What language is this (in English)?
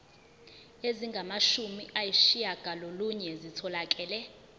Zulu